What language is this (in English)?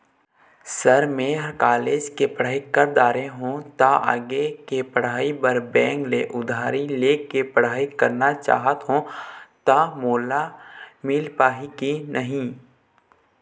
Chhattisgarhi